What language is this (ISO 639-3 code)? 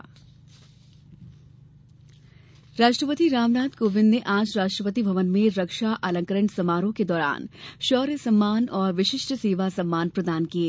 hin